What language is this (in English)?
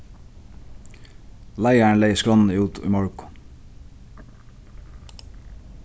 Faroese